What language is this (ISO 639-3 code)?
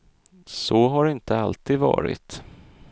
swe